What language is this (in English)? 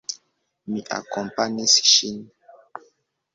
Esperanto